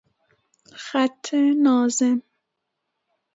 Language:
Persian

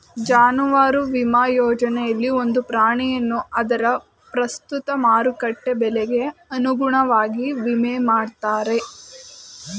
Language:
Kannada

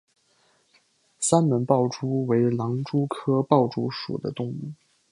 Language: Chinese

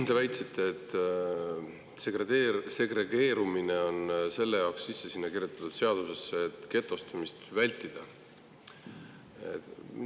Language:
Estonian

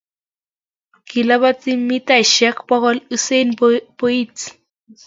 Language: Kalenjin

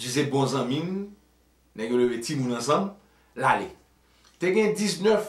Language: French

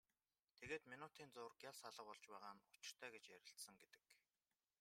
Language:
Mongolian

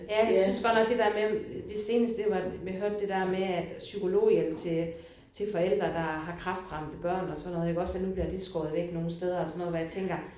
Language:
Danish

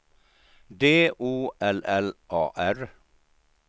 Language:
Swedish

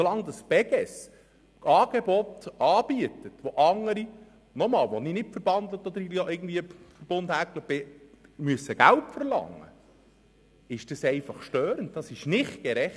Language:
Swiss German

